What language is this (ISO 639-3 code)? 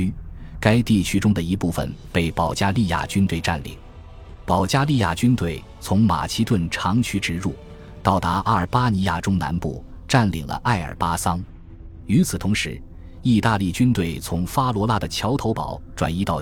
zho